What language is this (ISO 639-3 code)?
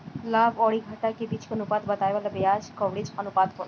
bho